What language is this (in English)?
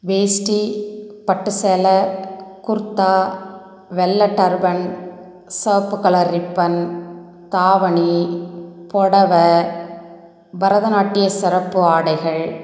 Tamil